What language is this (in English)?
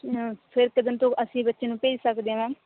Punjabi